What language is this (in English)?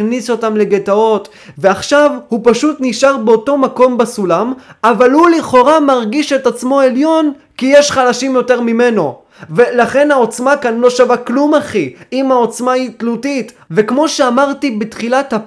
Hebrew